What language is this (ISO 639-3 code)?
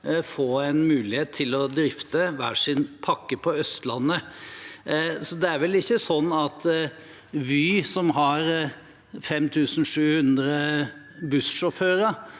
nor